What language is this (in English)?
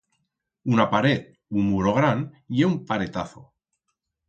Aragonese